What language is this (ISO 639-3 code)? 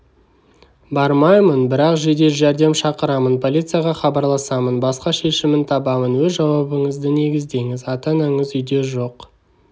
kaz